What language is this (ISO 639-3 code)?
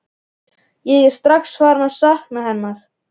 isl